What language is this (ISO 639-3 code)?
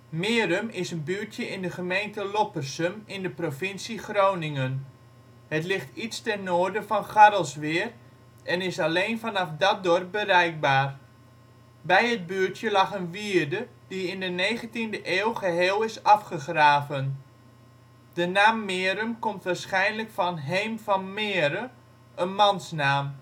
nld